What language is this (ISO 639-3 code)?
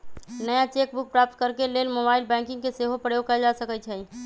mag